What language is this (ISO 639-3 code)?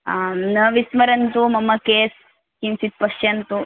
san